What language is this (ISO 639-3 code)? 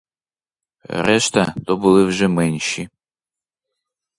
ukr